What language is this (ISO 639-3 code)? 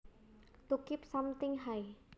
jav